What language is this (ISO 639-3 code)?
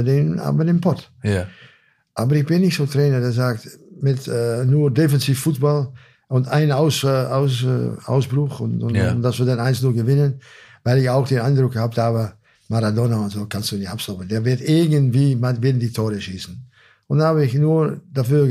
deu